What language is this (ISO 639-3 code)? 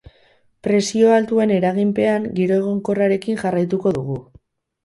eus